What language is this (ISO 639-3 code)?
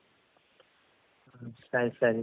kan